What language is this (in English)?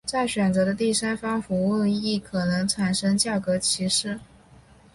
Chinese